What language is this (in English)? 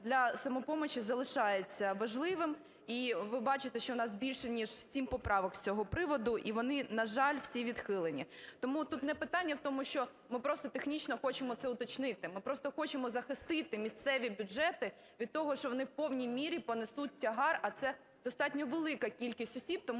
Ukrainian